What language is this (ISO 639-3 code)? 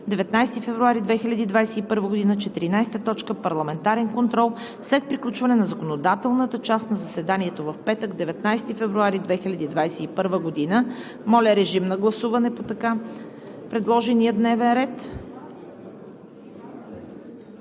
bul